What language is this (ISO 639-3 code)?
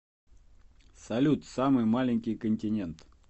rus